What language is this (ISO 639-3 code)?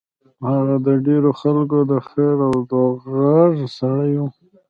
pus